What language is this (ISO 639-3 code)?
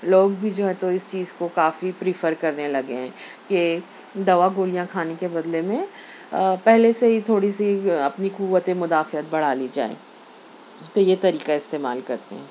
urd